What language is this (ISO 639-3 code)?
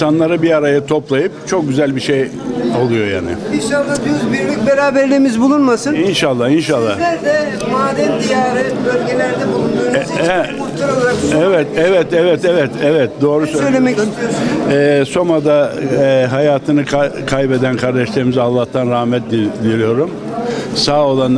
tur